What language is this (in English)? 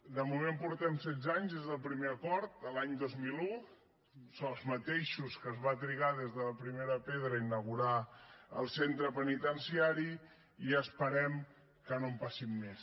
Catalan